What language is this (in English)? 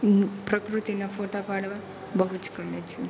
Gujarati